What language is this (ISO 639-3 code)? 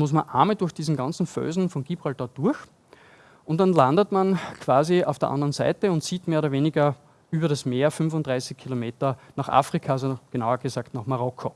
deu